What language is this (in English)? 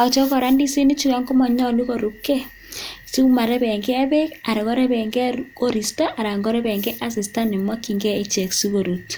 Kalenjin